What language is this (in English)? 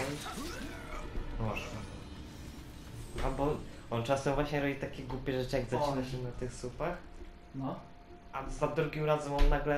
Polish